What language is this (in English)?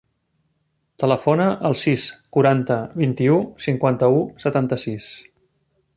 Catalan